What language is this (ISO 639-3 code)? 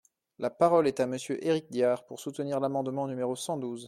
fra